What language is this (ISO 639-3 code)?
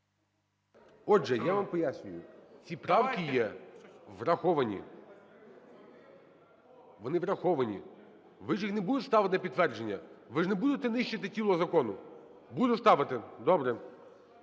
ukr